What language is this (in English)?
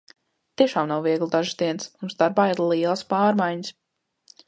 Latvian